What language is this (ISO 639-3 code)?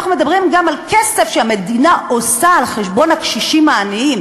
heb